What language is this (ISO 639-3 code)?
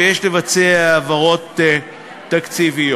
heb